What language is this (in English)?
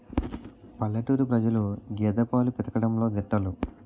Telugu